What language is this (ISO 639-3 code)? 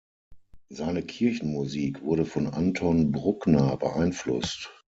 deu